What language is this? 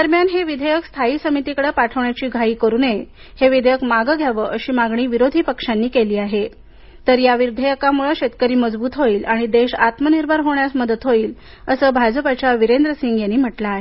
Marathi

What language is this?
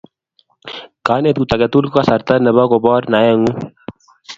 Kalenjin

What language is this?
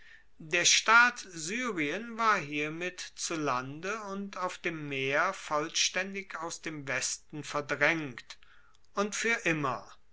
German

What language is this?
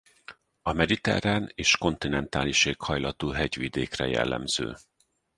Hungarian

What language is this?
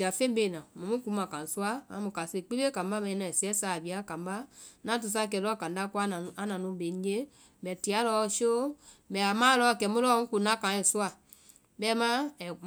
Vai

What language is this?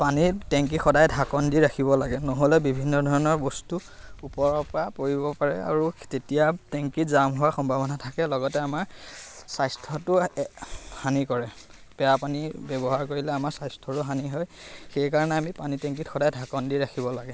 Assamese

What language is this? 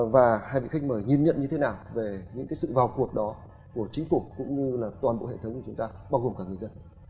Vietnamese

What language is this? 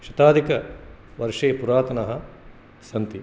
Sanskrit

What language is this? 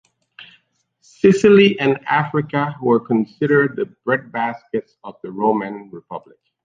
English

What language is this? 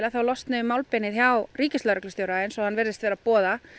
Icelandic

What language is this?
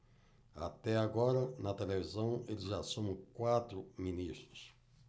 Portuguese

